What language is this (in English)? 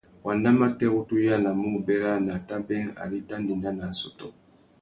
Tuki